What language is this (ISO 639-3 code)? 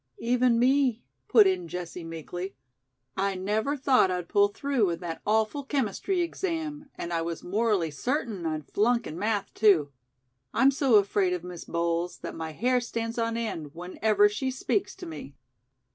eng